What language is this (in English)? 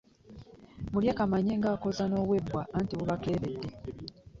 Ganda